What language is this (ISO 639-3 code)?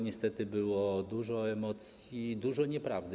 pol